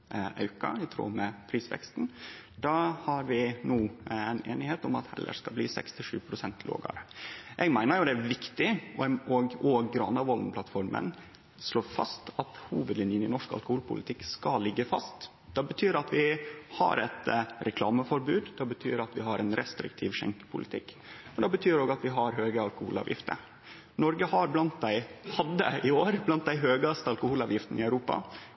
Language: Norwegian Nynorsk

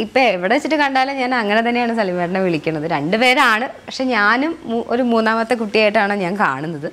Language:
Malayalam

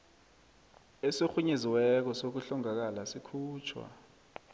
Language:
South Ndebele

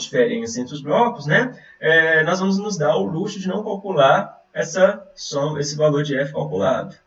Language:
Portuguese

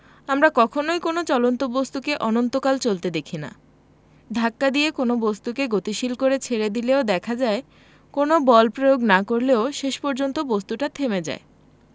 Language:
Bangla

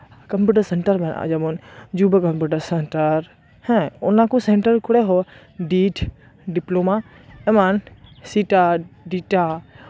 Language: Santali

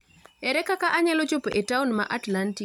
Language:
Luo (Kenya and Tanzania)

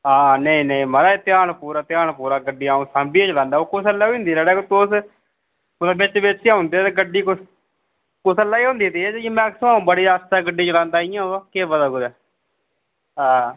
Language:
Dogri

